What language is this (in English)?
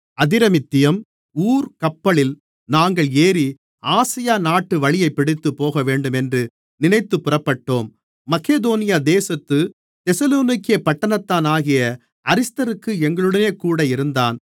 Tamil